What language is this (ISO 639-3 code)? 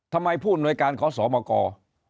tha